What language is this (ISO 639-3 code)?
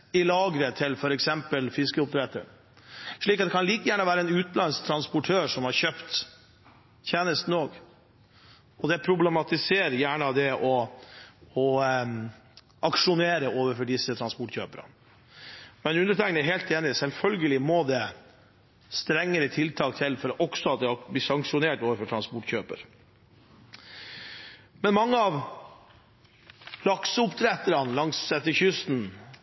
nob